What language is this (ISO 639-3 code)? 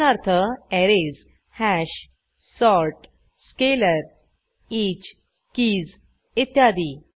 mar